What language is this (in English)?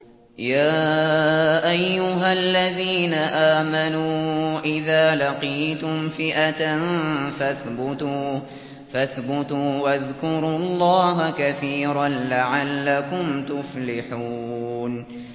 Arabic